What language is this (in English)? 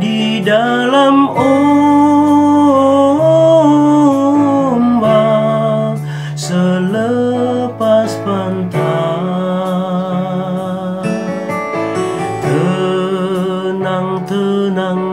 Indonesian